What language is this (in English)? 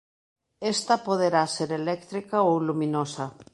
Galician